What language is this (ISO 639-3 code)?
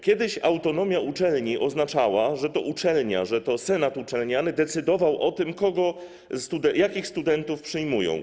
pol